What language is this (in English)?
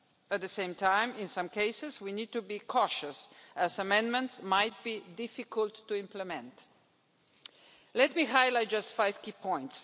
English